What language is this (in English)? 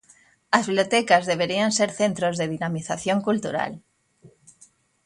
Galician